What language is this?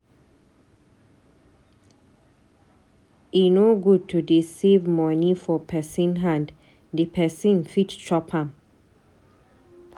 Nigerian Pidgin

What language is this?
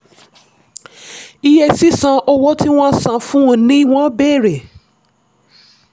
Yoruba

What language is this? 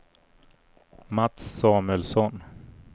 Swedish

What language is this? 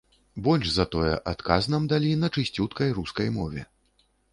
Belarusian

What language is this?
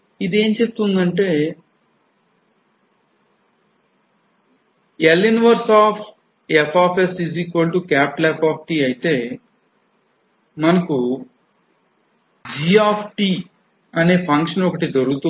Telugu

